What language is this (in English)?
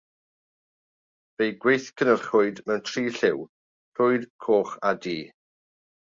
Welsh